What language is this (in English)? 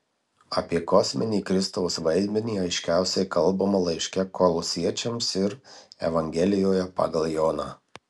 Lithuanian